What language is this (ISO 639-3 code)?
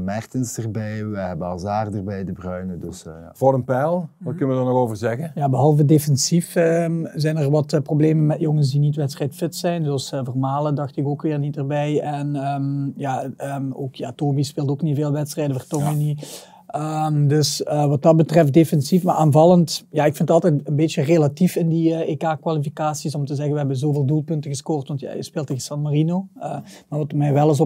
nld